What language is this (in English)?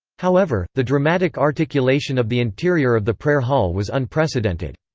English